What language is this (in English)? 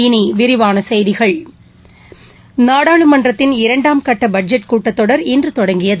Tamil